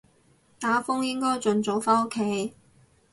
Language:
Cantonese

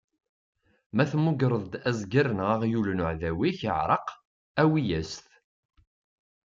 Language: Kabyle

